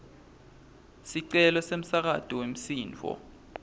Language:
Swati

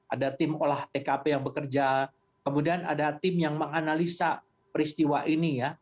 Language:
Indonesian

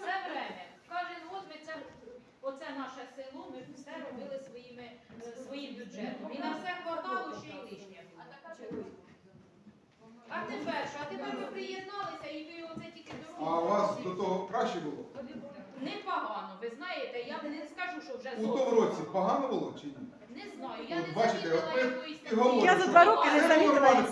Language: Ukrainian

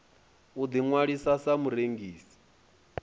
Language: Venda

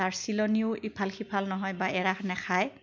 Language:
Assamese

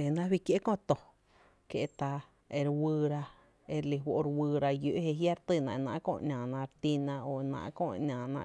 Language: Tepinapa Chinantec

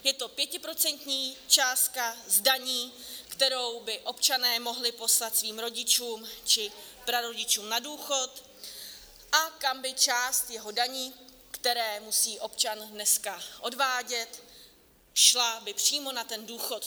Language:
Czech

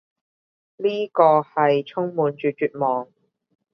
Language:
Cantonese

